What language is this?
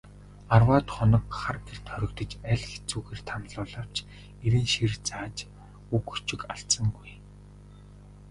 Mongolian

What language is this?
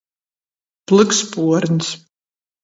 Latgalian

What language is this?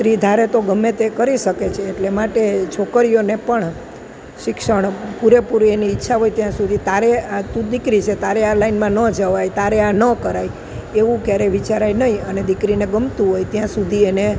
Gujarati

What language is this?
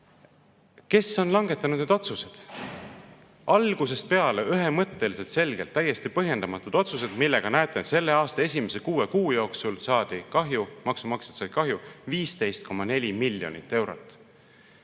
Estonian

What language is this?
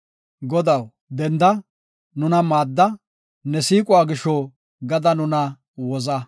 Gofa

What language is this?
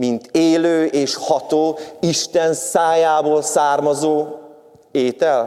Hungarian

